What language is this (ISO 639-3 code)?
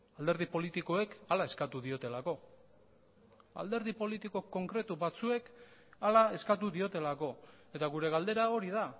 eus